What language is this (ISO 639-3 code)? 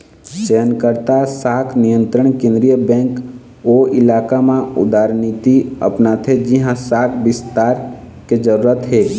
hne